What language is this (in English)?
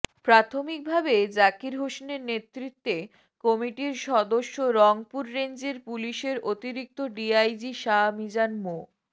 Bangla